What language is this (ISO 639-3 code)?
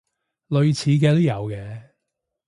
yue